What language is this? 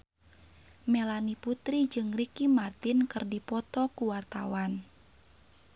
Sundanese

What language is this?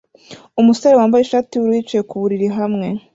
Kinyarwanda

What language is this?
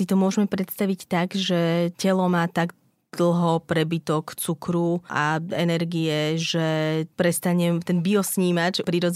Slovak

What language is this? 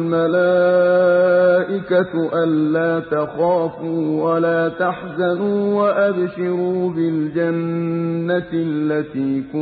Arabic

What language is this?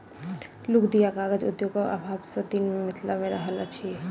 Maithili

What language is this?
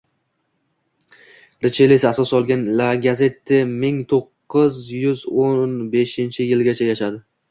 Uzbek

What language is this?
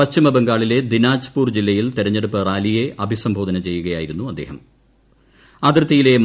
Malayalam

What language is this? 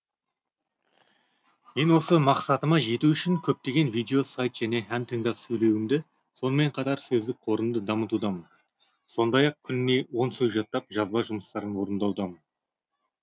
Kazakh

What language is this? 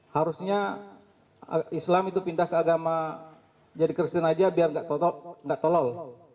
Indonesian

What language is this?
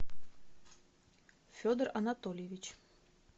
Russian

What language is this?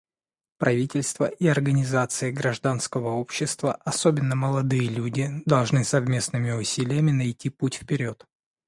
Russian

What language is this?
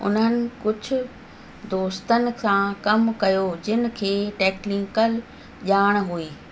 Sindhi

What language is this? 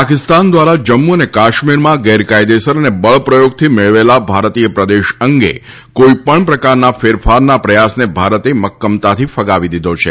Gujarati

